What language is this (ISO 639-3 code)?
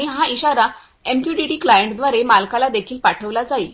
mar